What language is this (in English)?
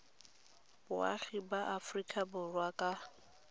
Tswana